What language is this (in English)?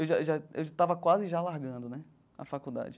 Portuguese